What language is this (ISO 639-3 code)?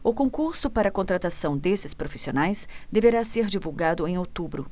por